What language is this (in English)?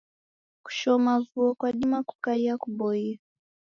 Taita